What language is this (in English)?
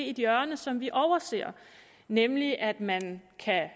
Danish